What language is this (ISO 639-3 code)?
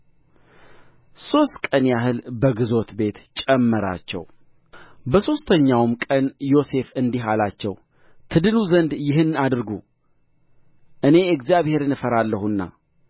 amh